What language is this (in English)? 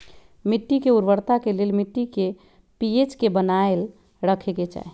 Magahi